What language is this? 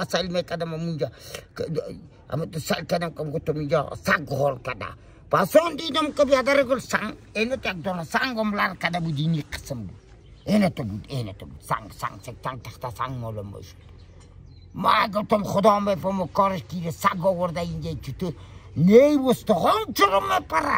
Persian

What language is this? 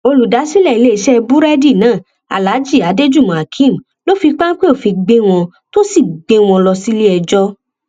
Yoruba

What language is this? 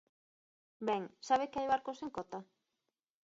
Galician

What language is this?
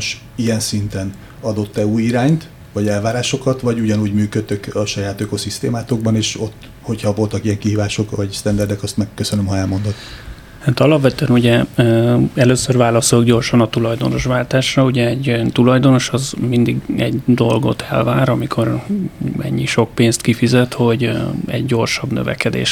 Hungarian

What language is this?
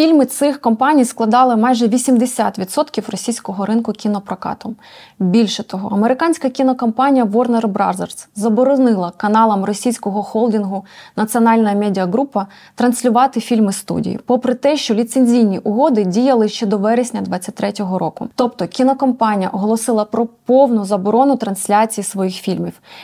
Ukrainian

